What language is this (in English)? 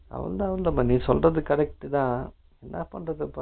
Tamil